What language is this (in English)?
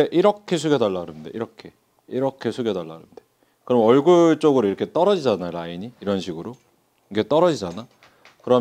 Korean